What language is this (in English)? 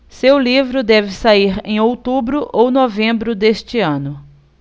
Portuguese